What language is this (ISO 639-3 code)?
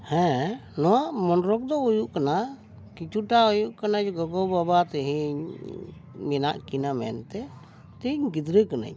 sat